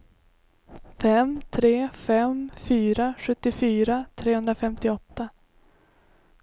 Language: Swedish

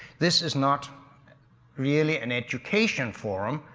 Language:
English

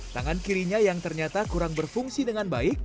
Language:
Indonesian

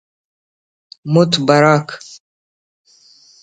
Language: Brahui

